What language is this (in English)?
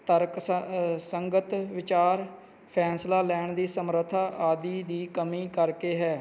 Punjabi